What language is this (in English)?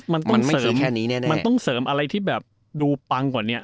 Thai